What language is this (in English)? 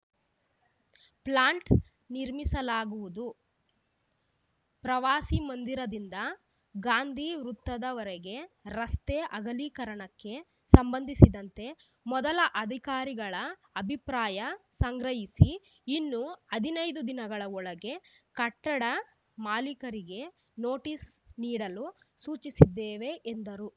Kannada